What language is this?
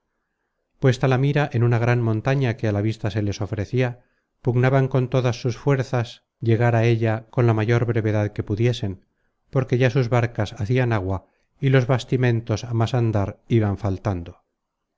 Spanish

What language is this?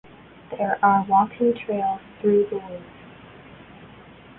English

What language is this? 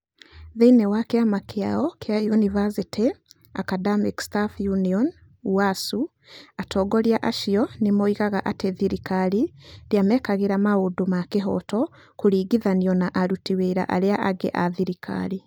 Kikuyu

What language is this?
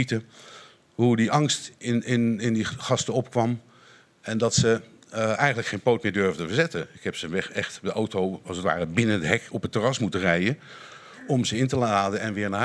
Dutch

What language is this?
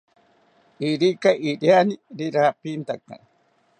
South Ucayali Ashéninka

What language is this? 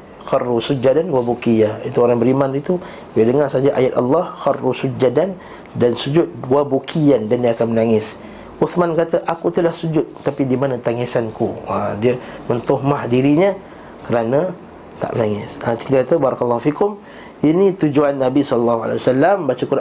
Malay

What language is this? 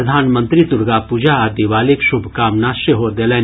Maithili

